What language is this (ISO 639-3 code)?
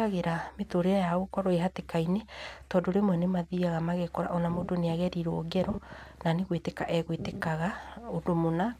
kik